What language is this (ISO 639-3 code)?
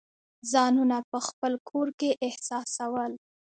pus